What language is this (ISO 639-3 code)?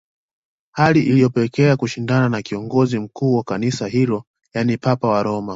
swa